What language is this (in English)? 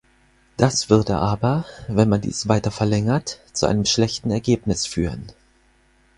German